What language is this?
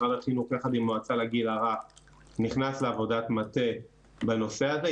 Hebrew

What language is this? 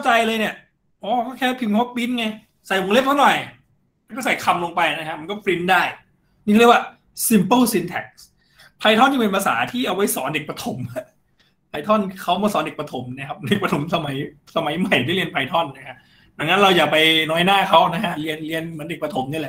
Thai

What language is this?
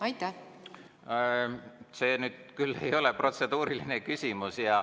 Estonian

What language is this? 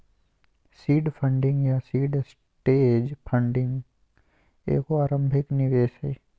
Magahi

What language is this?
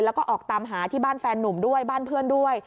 Thai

